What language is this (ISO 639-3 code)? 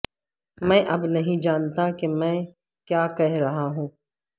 urd